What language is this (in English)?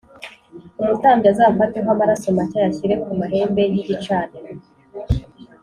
Kinyarwanda